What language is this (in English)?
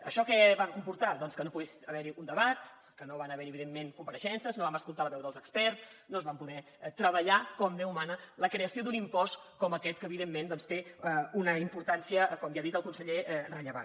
Catalan